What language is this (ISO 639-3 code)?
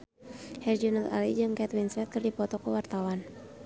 sun